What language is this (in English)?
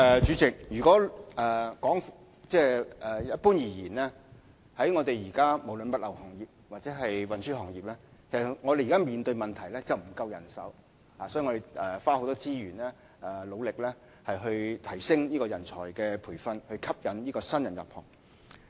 Cantonese